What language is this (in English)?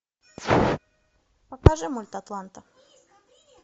Russian